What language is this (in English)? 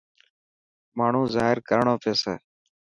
Dhatki